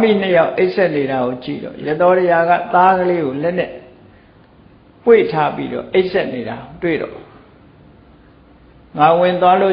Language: Vietnamese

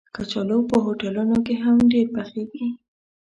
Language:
Pashto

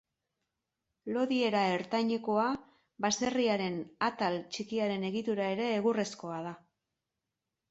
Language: Basque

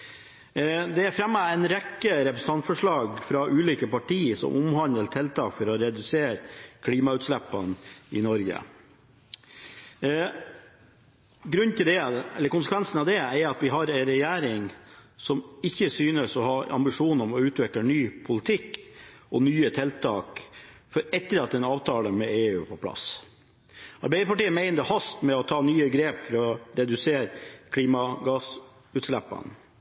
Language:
Norwegian Bokmål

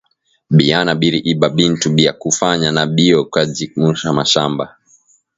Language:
Swahili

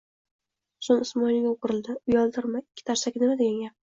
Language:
Uzbek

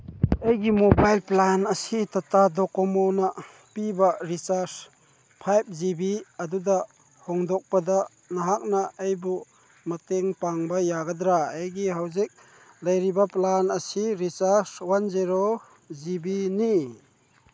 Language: Manipuri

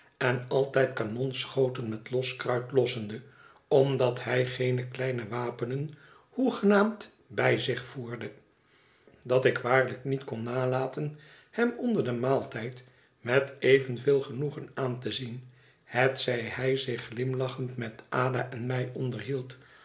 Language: Dutch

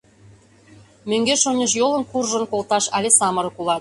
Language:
Mari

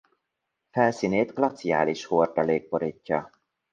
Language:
Hungarian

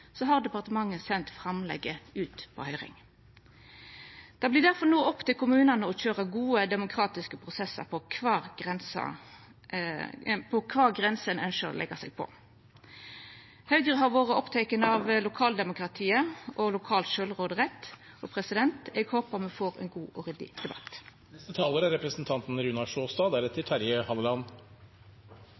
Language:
Norwegian Nynorsk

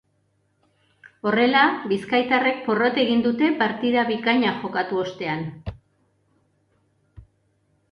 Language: Basque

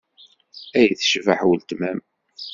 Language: Kabyle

